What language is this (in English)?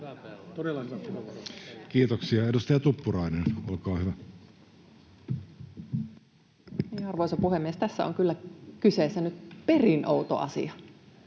Finnish